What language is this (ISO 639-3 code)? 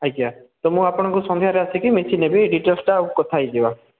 ori